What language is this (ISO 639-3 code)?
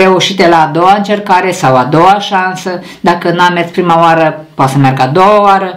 ron